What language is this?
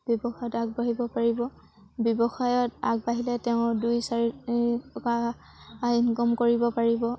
Assamese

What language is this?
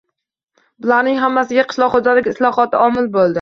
Uzbek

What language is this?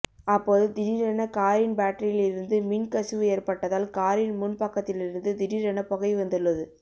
Tamil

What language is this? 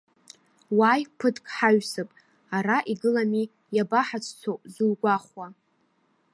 Abkhazian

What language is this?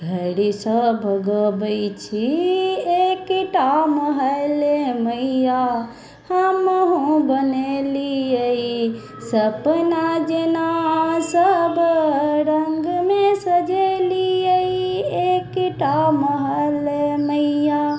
Maithili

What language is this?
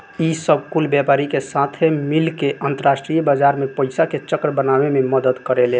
Bhojpuri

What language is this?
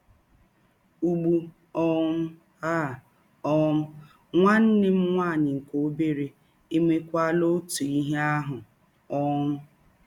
Igbo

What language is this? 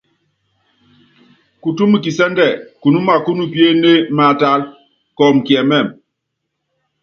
Yangben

